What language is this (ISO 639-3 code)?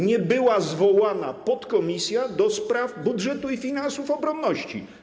pol